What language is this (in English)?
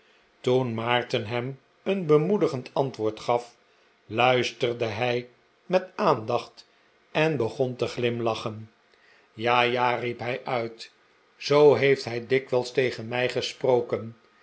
Dutch